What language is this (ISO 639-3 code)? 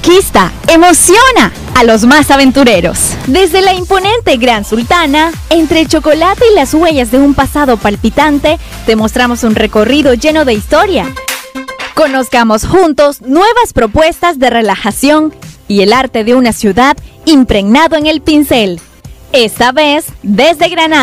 spa